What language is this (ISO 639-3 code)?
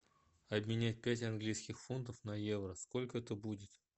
rus